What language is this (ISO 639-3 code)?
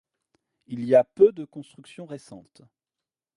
fra